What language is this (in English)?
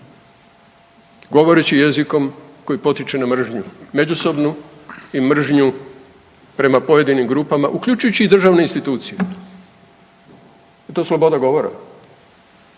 Croatian